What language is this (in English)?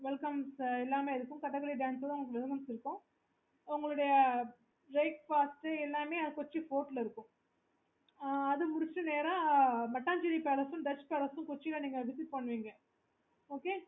Tamil